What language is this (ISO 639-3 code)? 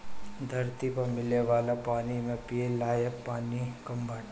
bho